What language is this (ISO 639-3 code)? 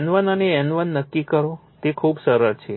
guj